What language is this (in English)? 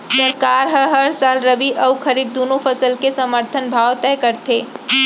Chhattisgarhi